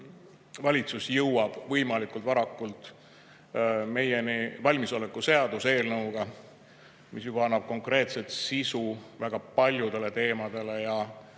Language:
Estonian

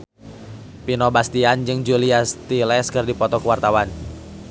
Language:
Sundanese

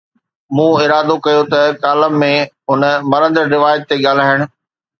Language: Sindhi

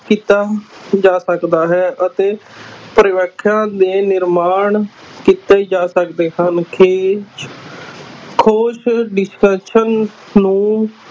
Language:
Punjabi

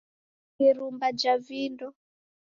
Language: Taita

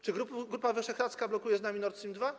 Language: Polish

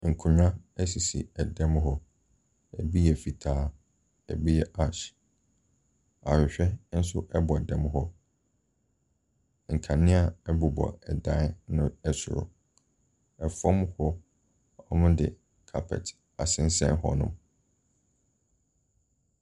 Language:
Akan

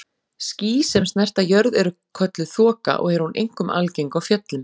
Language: Icelandic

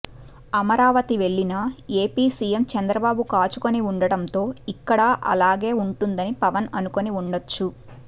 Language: Telugu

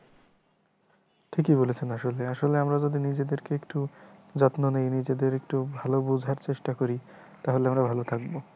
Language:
Bangla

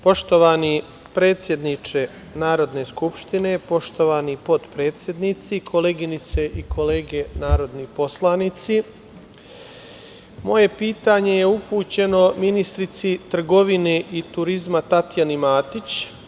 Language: Serbian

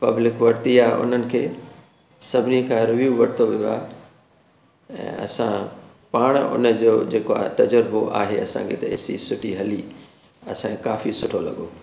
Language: Sindhi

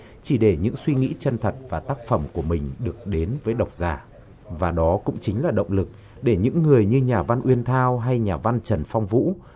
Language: Vietnamese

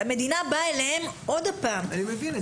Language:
Hebrew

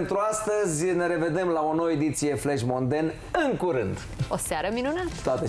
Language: Romanian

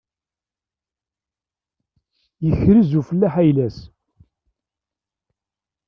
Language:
Kabyle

